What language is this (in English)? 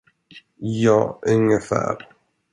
Swedish